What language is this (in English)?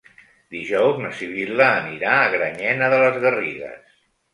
Catalan